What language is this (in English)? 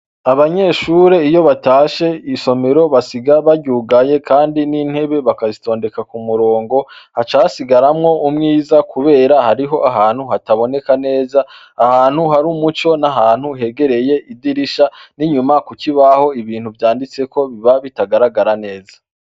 Rundi